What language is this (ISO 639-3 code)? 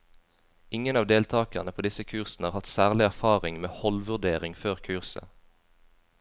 nor